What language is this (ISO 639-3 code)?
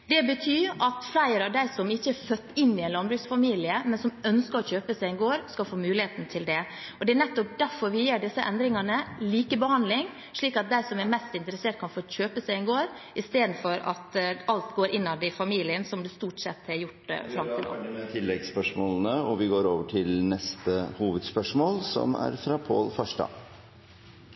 nor